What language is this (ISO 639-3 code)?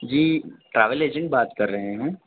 urd